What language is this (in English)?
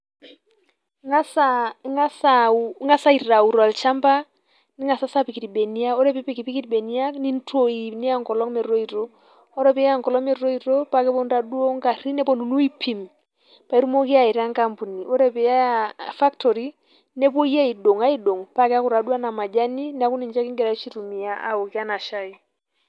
Masai